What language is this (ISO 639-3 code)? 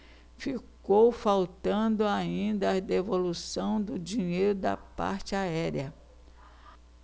por